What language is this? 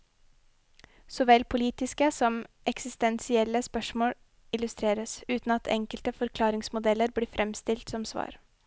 Norwegian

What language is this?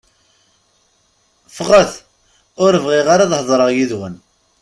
Kabyle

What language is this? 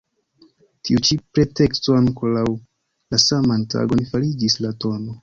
Esperanto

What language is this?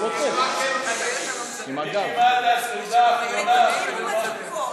Hebrew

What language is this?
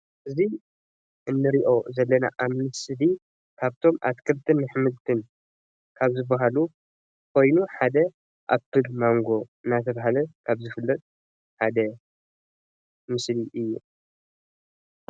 Tigrinya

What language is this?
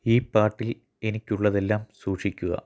Malayalam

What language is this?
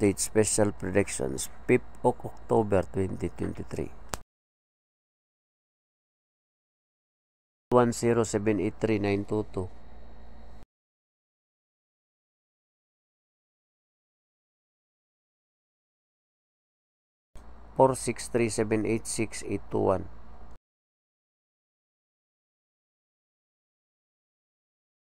Filipino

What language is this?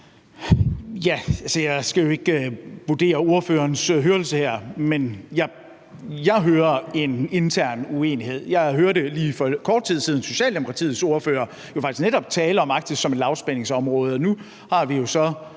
Danish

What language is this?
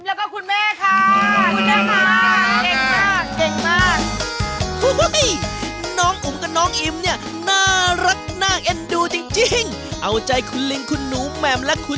Thai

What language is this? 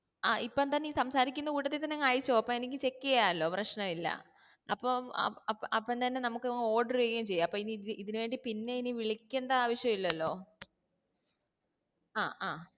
Malayalam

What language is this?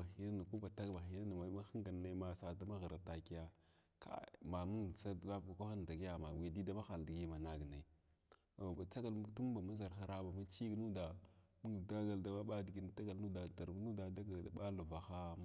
Glavda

